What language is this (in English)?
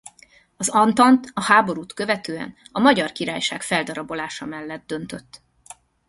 Hungarian